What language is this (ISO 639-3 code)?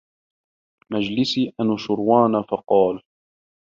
ara